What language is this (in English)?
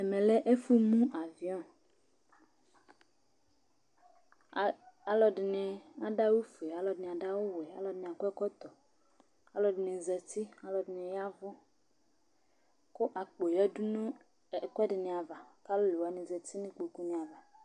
Ikposo